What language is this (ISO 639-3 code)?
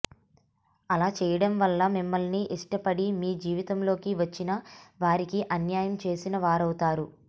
tel